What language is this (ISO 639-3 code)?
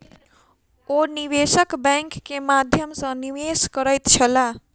mai